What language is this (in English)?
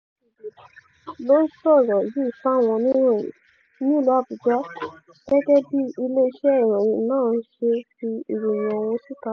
Yoruba